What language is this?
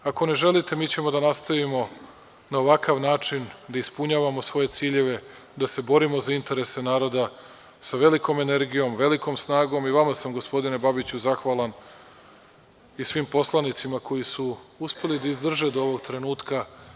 Serbian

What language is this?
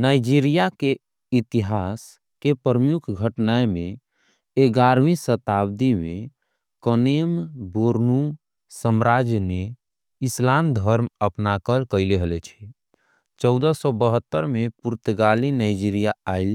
Angika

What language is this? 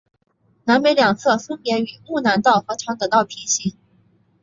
Chinese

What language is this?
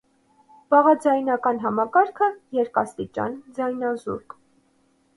Armenian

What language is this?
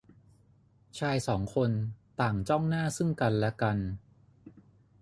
Thai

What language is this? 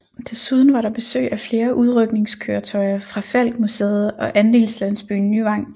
Danish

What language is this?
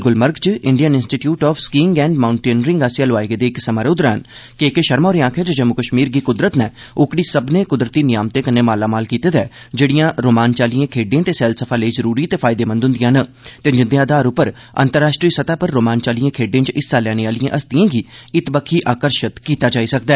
Dogri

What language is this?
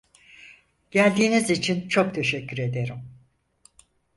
Turkish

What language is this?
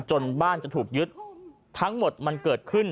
Thai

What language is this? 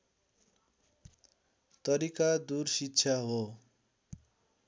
Nepali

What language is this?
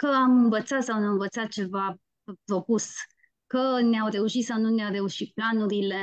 Romanian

